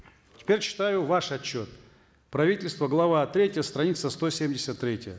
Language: Kazakh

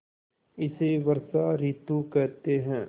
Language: Hindi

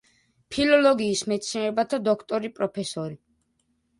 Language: Georgian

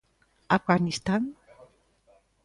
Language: Galician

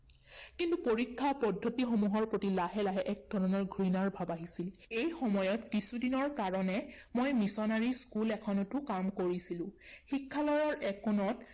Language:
Assamese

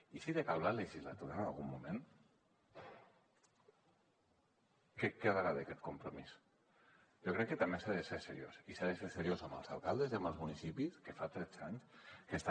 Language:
Catalan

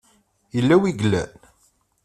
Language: Kabyle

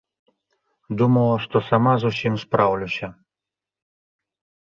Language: Belarusian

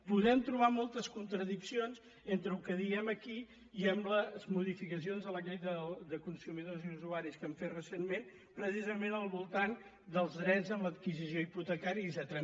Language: Catalan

